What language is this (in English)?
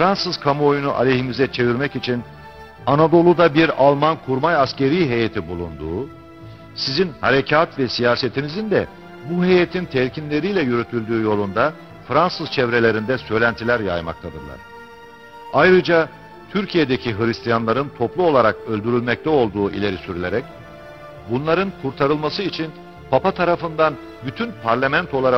Turkish